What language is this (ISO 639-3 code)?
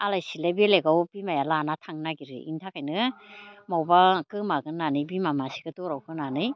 brx